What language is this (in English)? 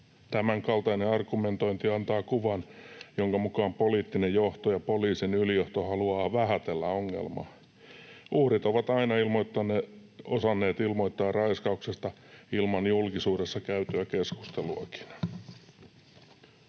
Finnish